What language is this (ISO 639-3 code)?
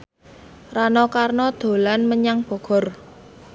jav